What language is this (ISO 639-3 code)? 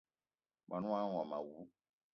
eto